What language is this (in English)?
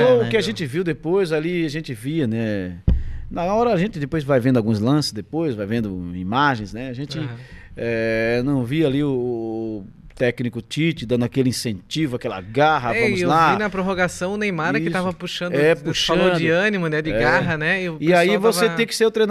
Portuguese